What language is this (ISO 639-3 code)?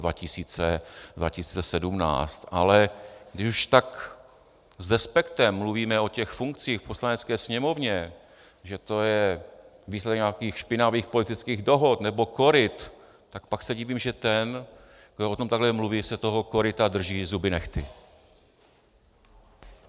ces